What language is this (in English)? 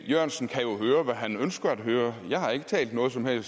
Danish